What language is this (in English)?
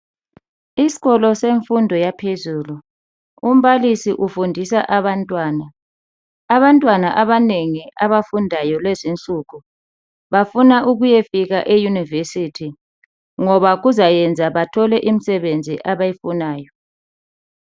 North Ndebele